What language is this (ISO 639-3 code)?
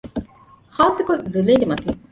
div